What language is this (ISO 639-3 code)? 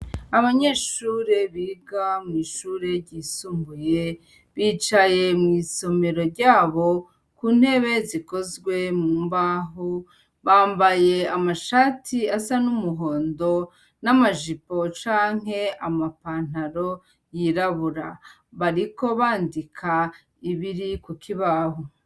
run